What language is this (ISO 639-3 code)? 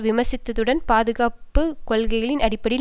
tam